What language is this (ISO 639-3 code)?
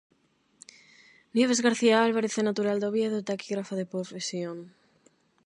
glg